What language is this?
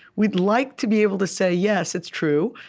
English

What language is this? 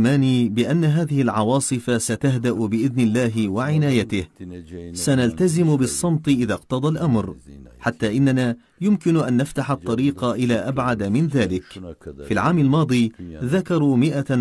Arabic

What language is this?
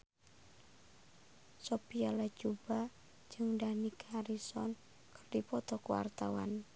Sundanese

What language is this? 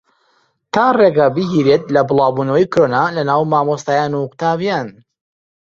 Central Kurdish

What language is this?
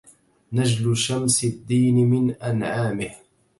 Arabic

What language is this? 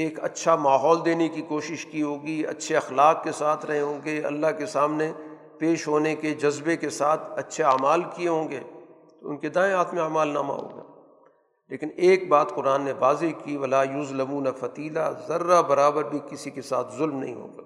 Urdu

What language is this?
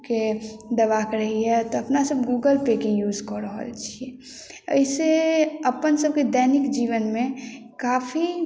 Maithili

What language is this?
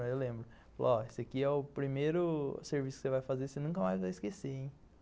Portuguese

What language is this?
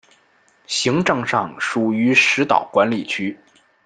Chinese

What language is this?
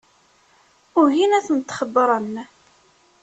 Kabyle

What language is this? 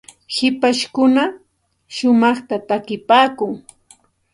Santa Ana de Tusi Pasco Quechua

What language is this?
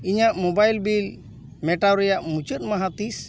Santali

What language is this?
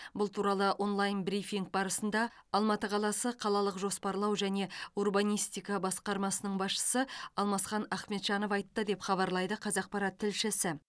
Kazakh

